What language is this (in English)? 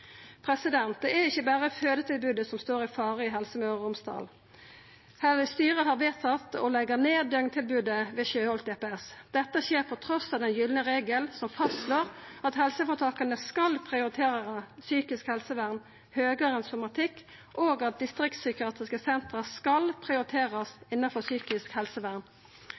Norwegian Nynorsk